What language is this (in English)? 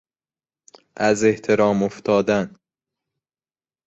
Persian